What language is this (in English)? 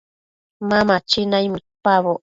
Matsés